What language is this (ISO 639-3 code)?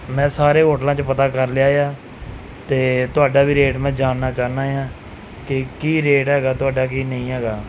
pan